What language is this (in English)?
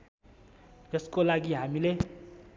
Nepali